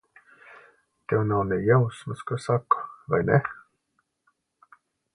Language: Latvian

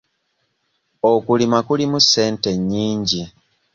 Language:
Ganda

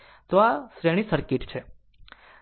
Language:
Gujarati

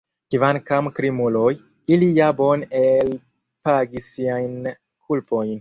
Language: Esperanto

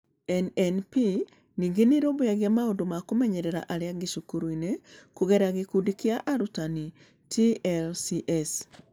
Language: Kikuyu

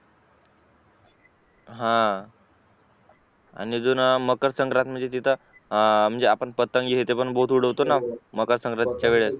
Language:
Marathi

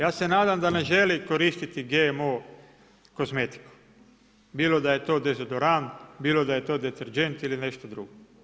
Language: Croatian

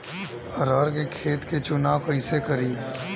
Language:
Bhojpuri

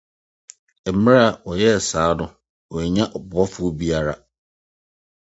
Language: Akan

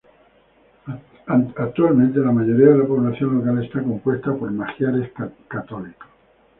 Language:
Spanish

